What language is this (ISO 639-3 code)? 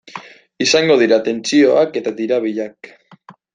eus